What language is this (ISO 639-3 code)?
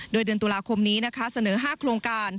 tha